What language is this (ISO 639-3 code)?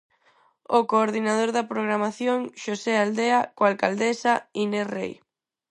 glg